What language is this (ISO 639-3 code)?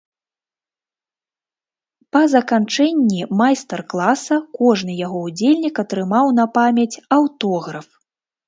bel